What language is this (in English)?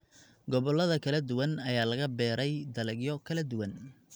Somali